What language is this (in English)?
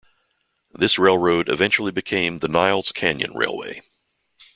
English